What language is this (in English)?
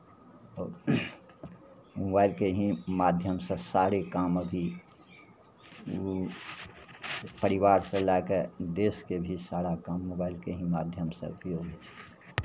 Maithili